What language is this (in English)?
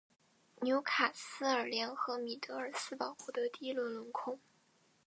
Chinese